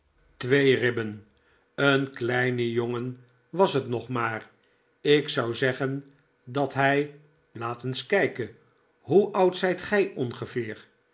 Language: Dutch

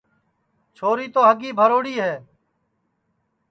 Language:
Sansi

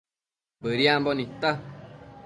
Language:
Matsés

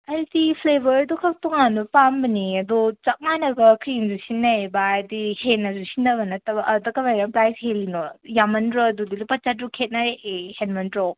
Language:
Manipuri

